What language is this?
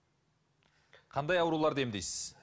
Kazakh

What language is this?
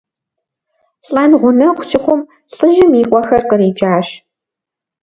Kabardian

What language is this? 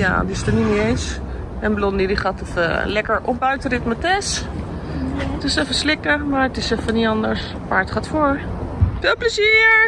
Dutch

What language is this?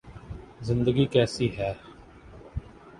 Urdu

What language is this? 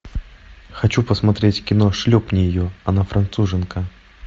Russian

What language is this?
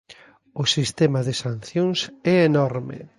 Galician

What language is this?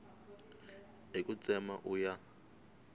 Tsonga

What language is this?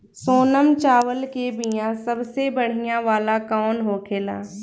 Bhojpuri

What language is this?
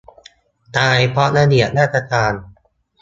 Thai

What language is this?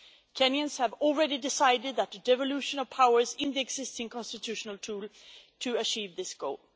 English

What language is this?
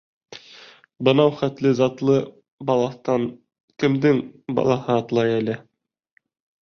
Bashkir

